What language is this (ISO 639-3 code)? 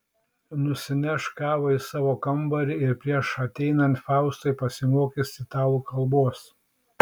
lit